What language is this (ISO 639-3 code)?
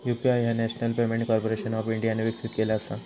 mar